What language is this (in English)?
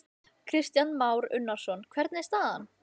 Icelandic